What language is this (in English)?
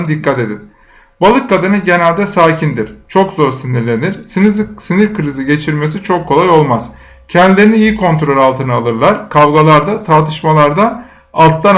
Turkish